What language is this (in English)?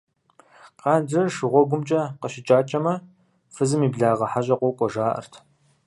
Kabardian